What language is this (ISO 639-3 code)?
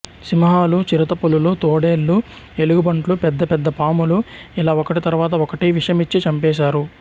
tel